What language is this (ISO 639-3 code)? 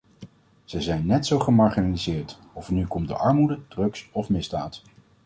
nld